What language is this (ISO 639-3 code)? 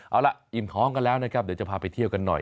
tha